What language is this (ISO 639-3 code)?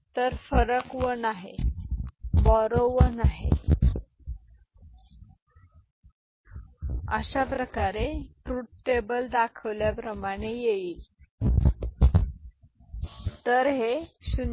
mar